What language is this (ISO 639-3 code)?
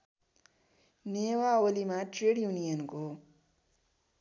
nep